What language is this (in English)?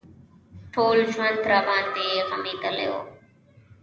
Pashto